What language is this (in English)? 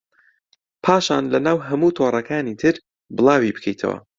Central Kurdish